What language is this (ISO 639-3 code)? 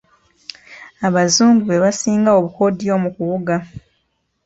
lug